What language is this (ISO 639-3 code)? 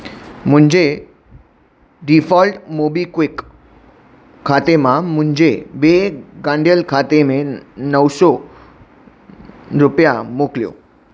snd